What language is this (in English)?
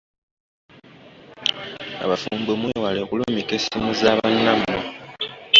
Ganda